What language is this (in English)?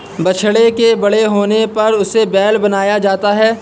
Hindi